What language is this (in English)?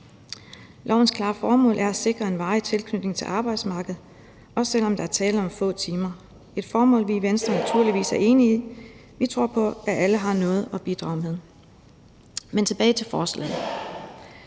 Danish